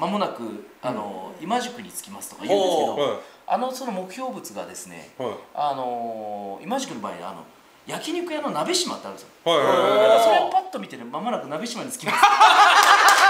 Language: Japanese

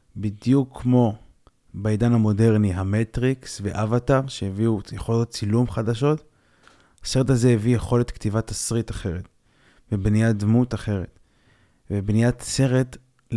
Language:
Hebrew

